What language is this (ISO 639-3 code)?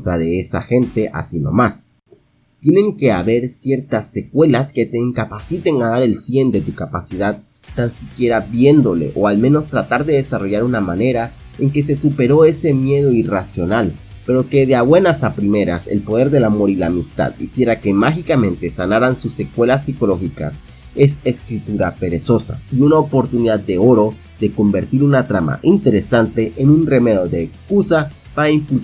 spa